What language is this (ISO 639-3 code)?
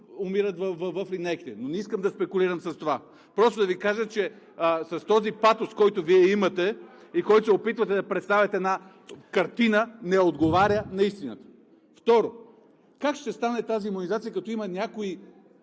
bul